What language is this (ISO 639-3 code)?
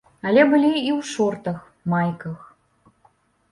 bel